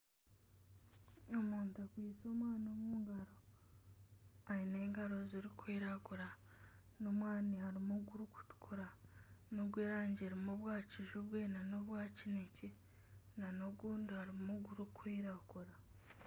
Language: Nyankole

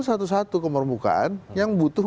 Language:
Indonesian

